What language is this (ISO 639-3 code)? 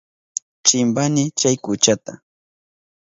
qup